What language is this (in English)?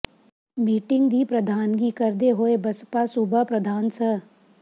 Punjabi